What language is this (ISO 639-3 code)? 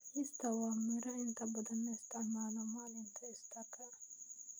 som